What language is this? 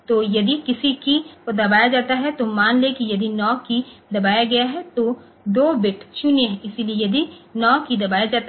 Hindi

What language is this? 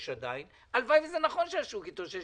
Hebrew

